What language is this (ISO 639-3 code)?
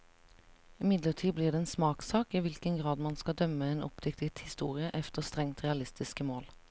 nor